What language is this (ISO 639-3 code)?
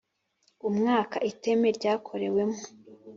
kin